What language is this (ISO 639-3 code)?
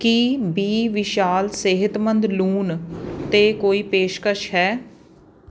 pan